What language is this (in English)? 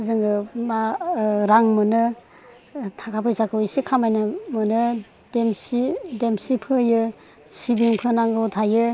Bodo